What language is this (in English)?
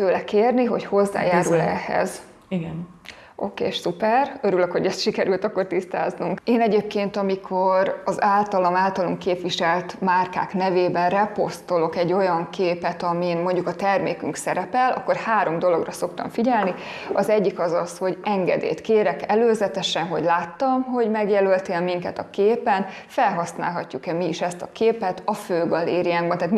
Hungarian